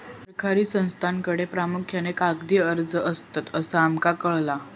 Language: Marathi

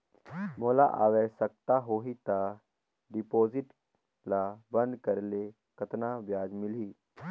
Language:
Chhattisgarhi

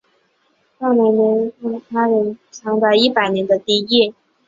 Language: Chinese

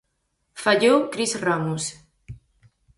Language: Galician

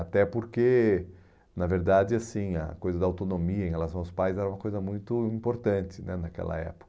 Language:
Portuguese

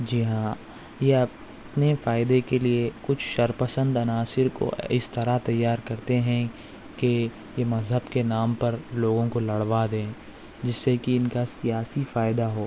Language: Urdu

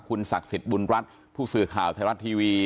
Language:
Thai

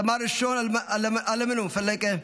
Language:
Hebrew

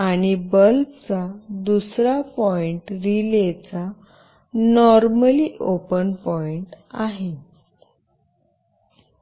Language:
Marathi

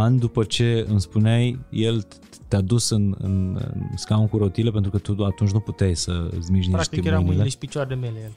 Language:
Romanian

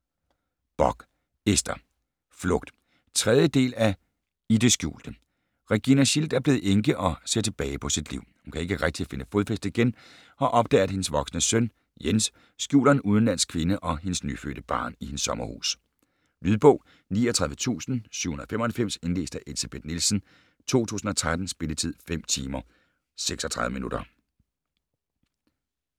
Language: Danish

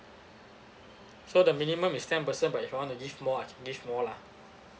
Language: English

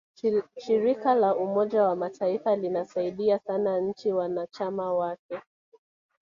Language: Swahili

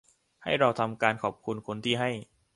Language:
Thai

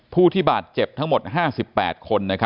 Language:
Thai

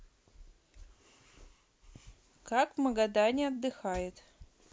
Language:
Russian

